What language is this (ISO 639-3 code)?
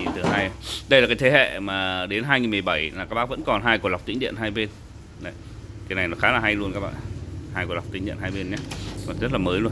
vie